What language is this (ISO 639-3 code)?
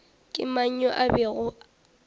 nso